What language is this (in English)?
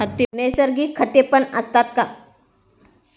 Marathi